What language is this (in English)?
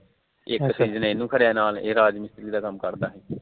Punjabi